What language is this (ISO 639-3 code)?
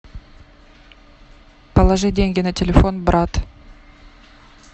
rus